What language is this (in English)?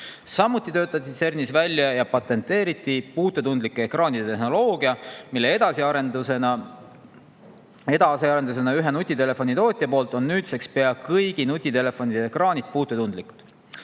Estonian